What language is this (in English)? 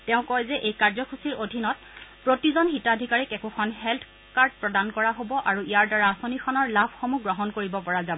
Assamese